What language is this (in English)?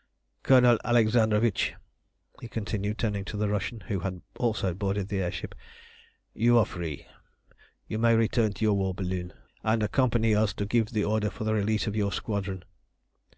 English